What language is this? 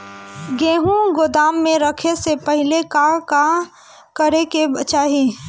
Bhojpuri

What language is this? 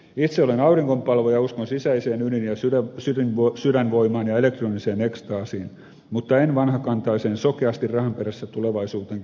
Finnish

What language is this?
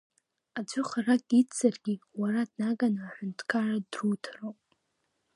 Abkhazian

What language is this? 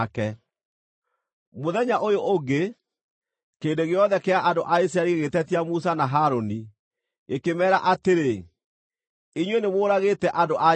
Kikuyu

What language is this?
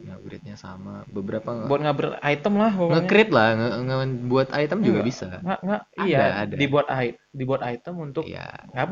Indonesian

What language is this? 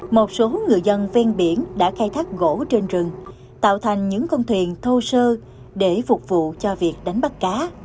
Vietnamese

